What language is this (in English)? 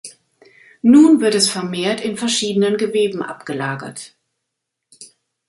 German